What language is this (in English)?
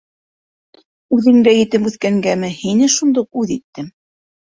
Bashkir